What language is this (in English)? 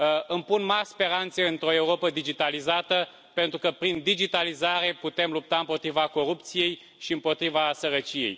Romanian